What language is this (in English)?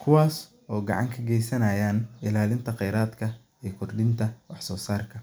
Somali